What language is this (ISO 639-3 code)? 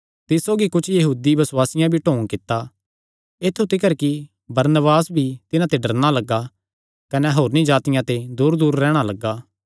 xnr